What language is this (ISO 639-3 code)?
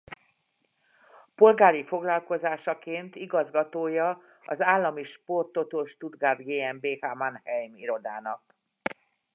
hun